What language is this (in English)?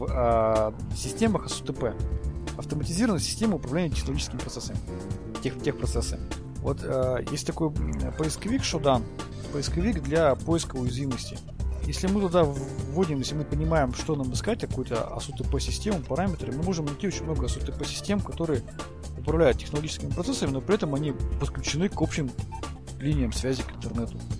Russian